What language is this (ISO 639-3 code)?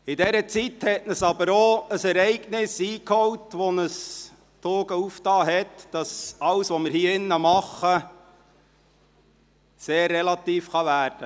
gsw